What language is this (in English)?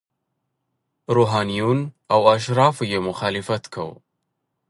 Pashto